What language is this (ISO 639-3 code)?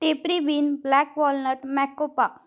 mar